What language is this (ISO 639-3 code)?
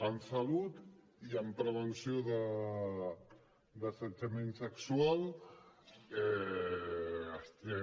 cat